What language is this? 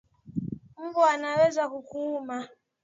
Swahili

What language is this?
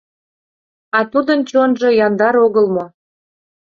Mari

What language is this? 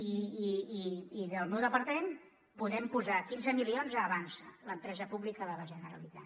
Catalan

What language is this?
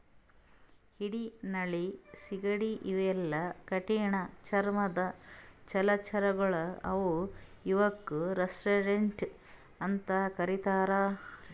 Kannada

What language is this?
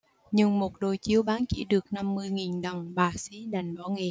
Vietnamese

